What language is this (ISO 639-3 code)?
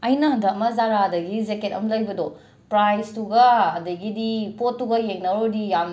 mni